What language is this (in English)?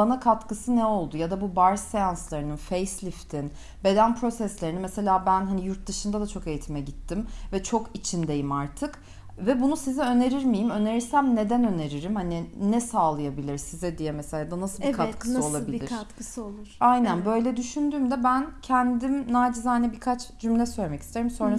Turkish